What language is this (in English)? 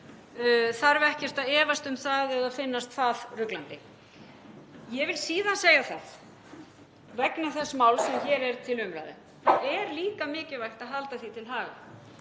Icelandic